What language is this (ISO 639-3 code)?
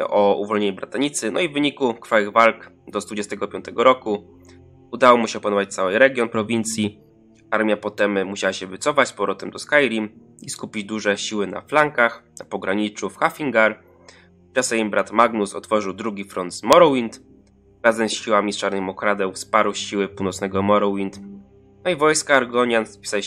pol